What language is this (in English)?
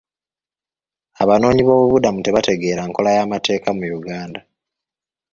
Ganda